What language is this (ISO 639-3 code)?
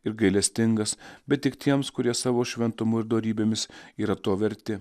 lit